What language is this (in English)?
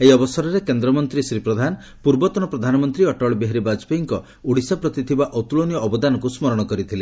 Odia